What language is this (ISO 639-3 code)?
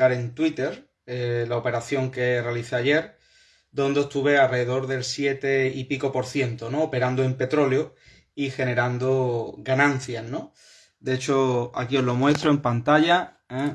spa